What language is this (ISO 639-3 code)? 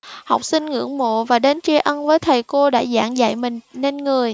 vie